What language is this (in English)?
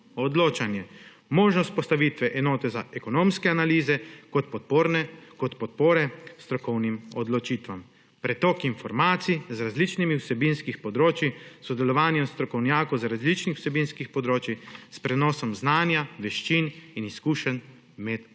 Slovenian